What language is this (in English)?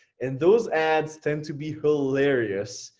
English